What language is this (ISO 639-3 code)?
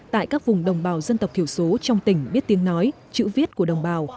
vie